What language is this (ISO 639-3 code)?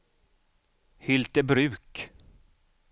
swe